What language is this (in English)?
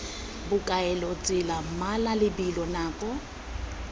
Tswana